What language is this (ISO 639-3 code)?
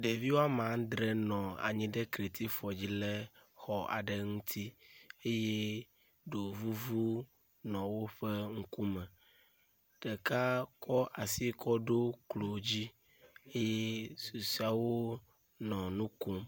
ewe